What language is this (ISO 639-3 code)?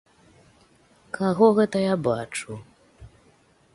bel